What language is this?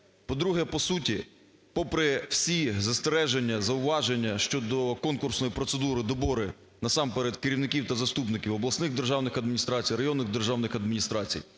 Ukrainian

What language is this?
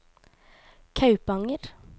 Norwegian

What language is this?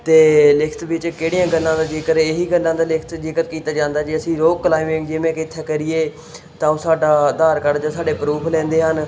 Punjabi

